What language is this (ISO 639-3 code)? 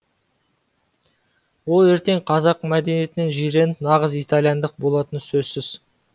kaz